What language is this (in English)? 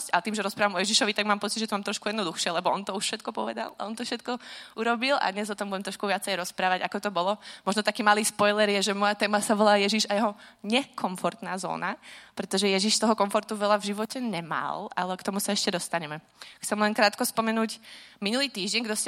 Czech